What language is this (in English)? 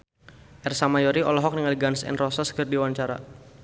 Sundanese